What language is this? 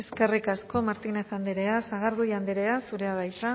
Basque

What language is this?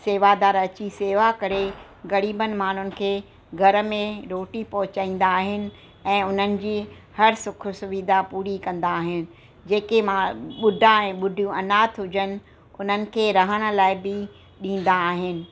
Sindhi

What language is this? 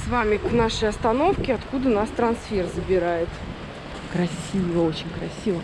Russian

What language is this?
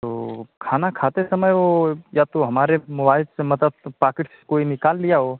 Hindi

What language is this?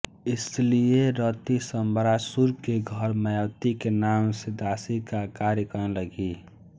Hindi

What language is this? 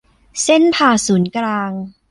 Thai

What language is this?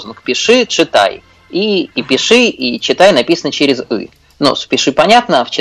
Russian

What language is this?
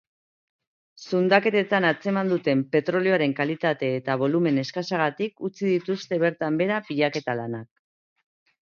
Basque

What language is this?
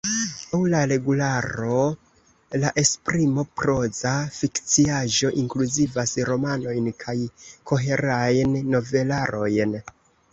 Esperanto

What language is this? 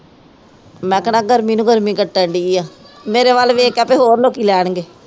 Punjabi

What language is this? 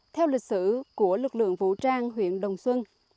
Vietnamese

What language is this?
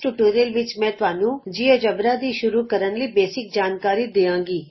Punjabi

